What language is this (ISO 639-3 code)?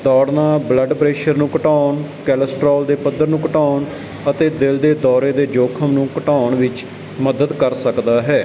pan